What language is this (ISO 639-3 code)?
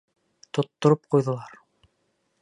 bak